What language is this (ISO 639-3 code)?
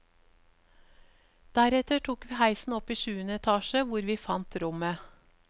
nor